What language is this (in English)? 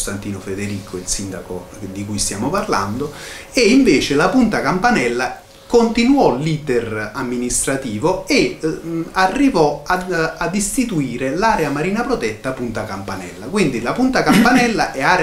Italian